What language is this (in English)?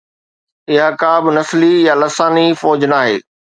Sindhi